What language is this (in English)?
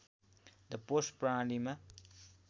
Nepali